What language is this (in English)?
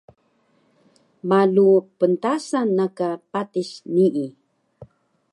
Taroko